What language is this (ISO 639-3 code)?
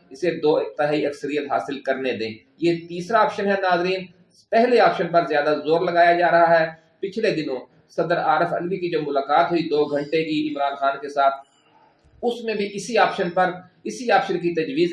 urd